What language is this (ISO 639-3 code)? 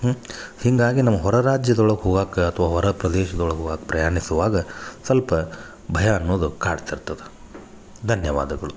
kan